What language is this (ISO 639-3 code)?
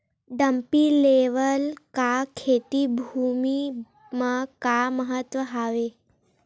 hne